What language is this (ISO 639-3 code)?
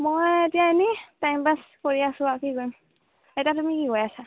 asm